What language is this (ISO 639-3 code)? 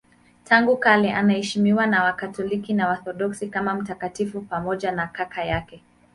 swa